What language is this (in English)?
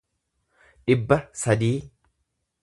Oromo